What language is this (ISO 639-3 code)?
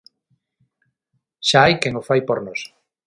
glg